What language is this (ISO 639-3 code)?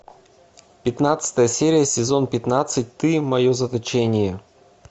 rus